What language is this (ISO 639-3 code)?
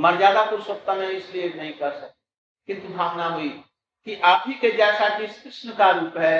hin